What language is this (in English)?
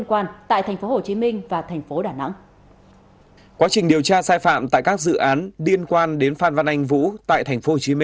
Vietnamese